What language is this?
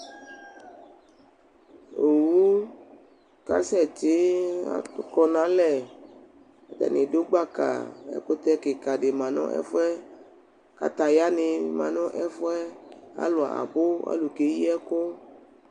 Ikposo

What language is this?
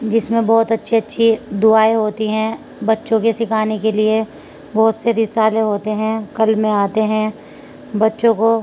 Urdu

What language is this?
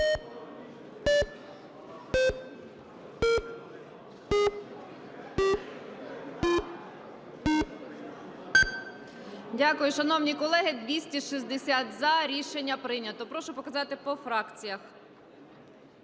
Ukrainian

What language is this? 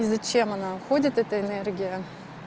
Russian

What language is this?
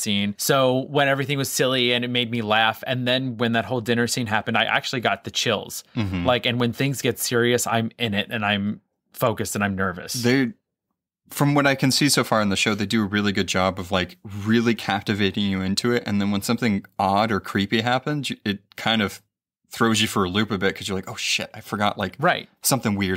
English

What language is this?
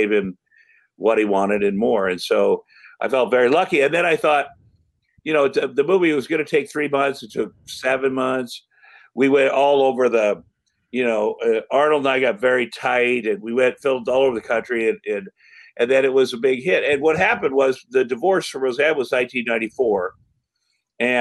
English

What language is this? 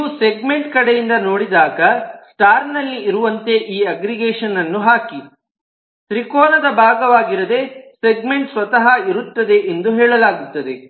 Kannada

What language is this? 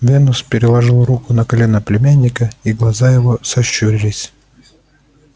Russian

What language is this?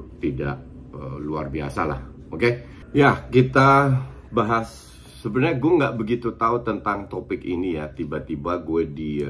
Indonesian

